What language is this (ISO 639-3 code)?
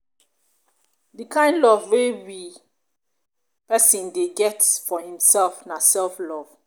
pcm